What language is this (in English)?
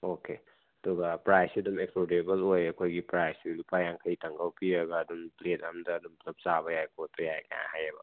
Manipuri